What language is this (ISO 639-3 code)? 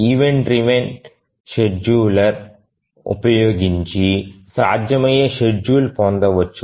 tel